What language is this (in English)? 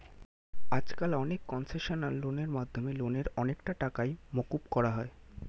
Bangla